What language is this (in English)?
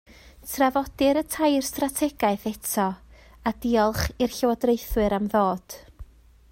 Welsh